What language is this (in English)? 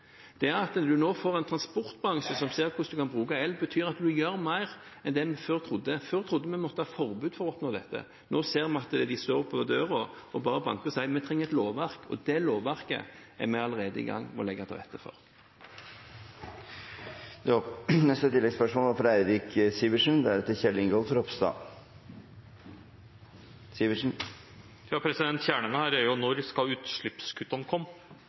Norwegian